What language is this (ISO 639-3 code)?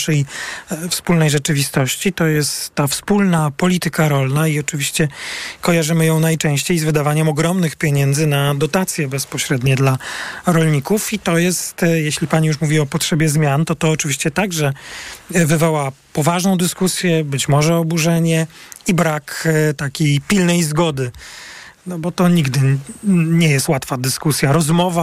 pol